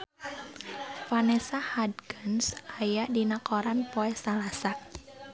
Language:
Sundanese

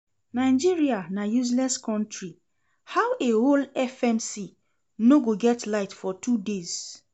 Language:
Nigerian Pidgin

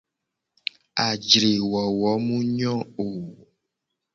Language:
Gen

